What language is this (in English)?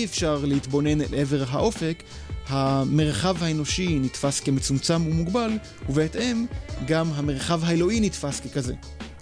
Hebrew